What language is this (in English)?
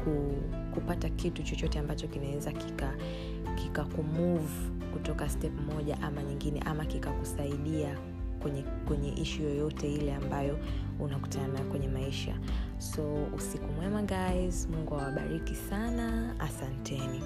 Swahili